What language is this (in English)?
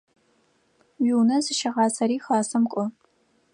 Adyghe